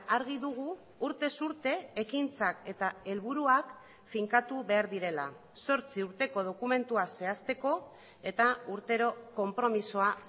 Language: Basque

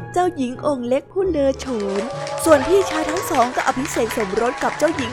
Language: Thai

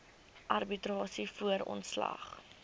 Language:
Afrikaans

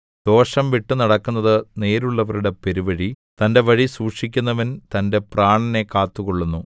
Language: Malayalam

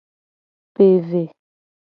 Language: Gen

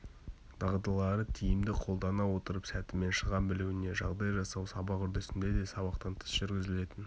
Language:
Kazakh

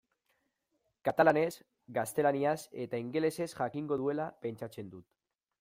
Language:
Basque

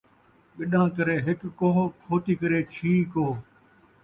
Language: Saraiki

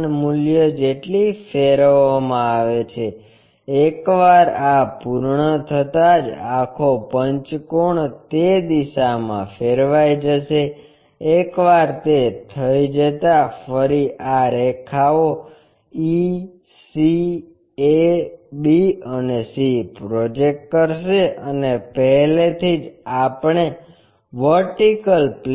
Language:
Gujarati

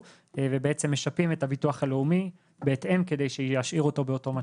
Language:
Hebrew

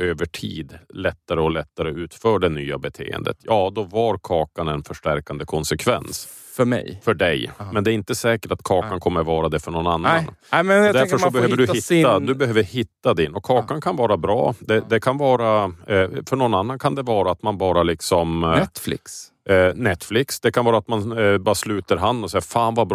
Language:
Swedish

